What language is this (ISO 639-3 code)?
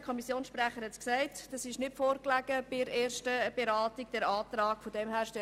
gsw